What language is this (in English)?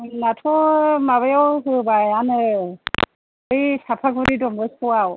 Bodo